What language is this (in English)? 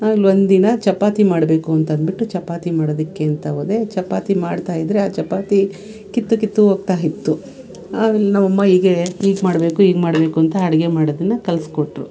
Kannada